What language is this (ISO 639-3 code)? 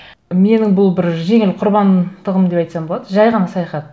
kaz